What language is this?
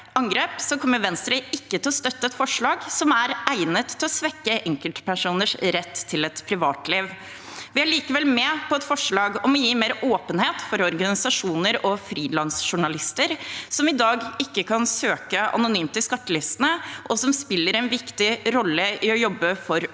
Norwegian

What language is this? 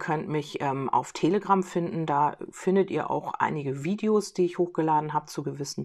German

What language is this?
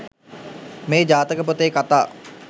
Sinhala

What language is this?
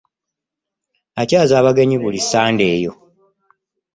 Ganda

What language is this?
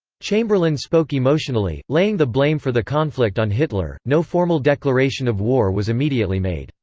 English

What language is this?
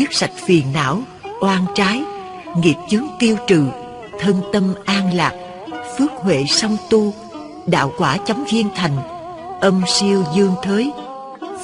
Vietnamese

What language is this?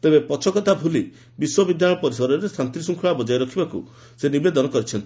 Odia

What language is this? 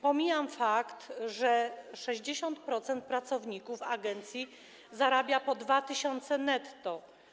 Polish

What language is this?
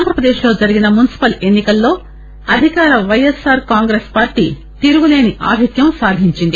Telugu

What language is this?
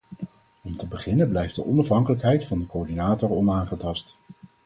Dutch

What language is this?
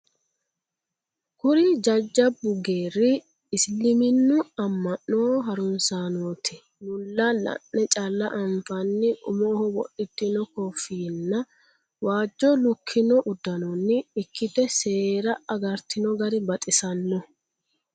Sidamo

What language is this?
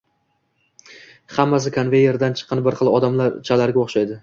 Uzbek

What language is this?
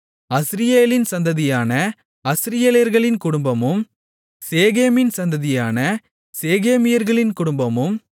Tamil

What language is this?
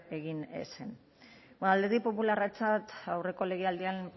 Basque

